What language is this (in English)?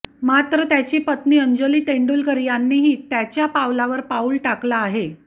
Marathi